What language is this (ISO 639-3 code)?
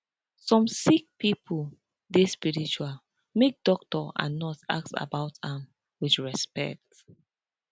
pcm